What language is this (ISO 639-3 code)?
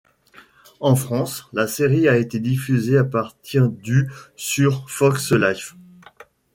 fra